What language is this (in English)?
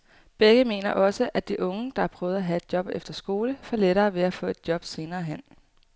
Danish